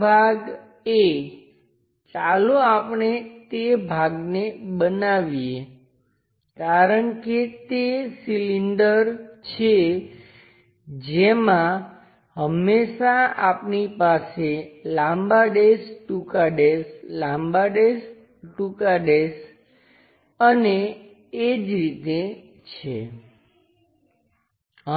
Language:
Gujarati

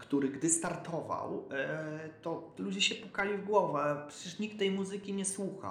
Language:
Polish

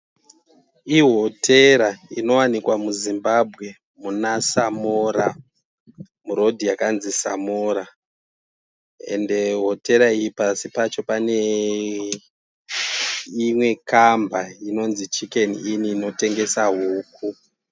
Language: Shona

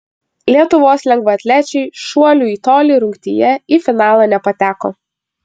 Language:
Lithuanian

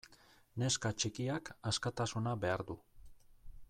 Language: Basque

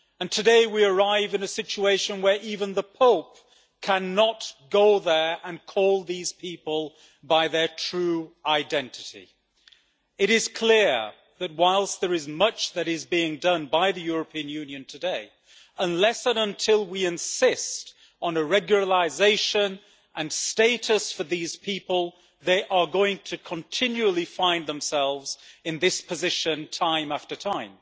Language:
English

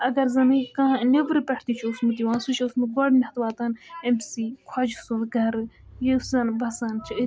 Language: Kashmiri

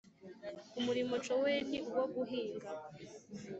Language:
Kinyarwanda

